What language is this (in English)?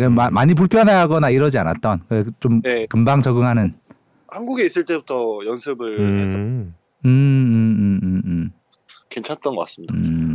Korean